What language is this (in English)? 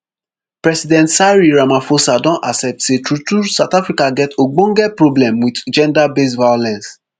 Nigerian Pidgin